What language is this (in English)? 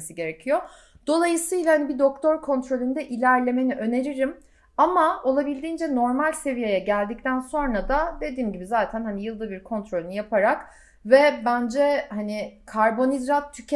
Turkish